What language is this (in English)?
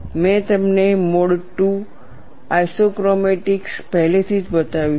Gujarati